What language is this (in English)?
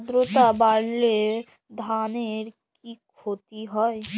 Bangla